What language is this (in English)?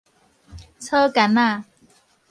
Min Nan Chinese